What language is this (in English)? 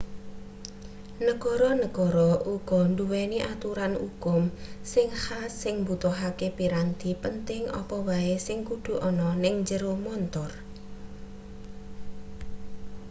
Javanese